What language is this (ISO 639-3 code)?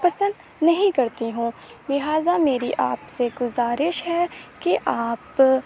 urd